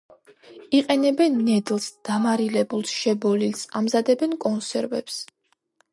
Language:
Georgian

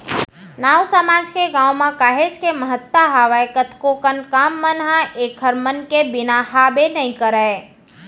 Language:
Chhattisgarhi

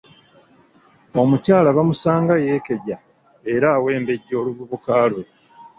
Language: Ganda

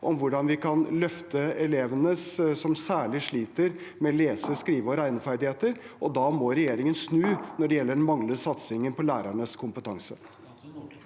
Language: Norwegian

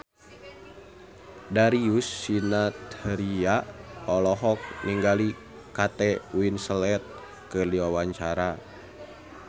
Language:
Sundanese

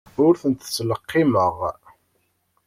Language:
Kabyle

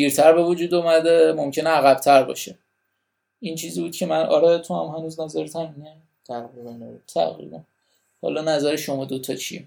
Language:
Persian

